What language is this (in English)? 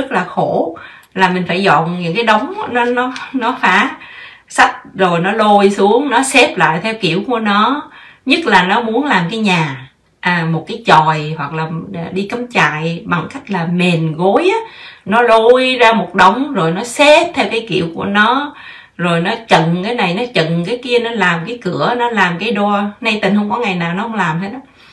Vietnamese